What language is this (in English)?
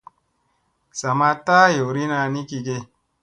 Musey